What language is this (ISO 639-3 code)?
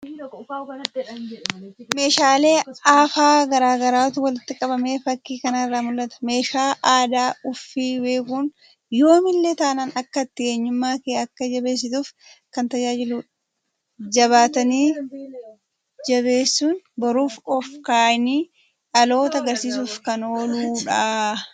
orm